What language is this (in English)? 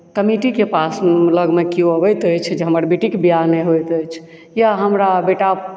Maithili